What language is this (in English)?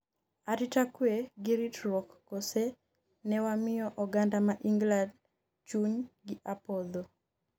Luo (Kenya and Tanzania)